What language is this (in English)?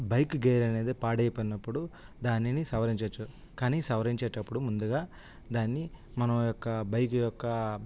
Telugu